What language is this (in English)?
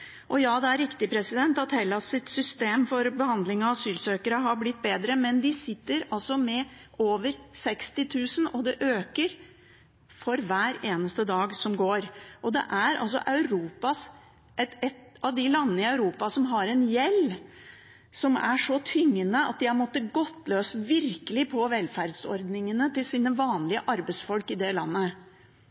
Norwegian Bokmål